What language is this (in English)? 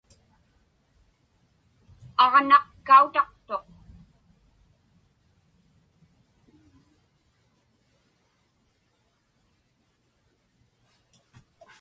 Inupiaq